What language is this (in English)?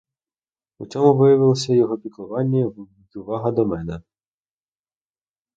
Ukrainian